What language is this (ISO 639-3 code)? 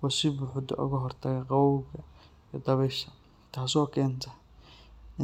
som